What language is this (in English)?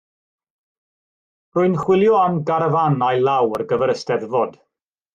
Welsh